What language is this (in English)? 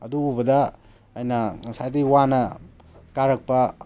Manipuri